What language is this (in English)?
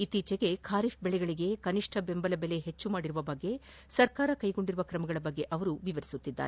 Kannada